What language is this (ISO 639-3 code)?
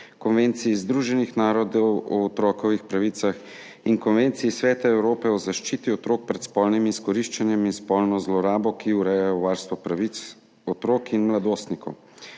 slv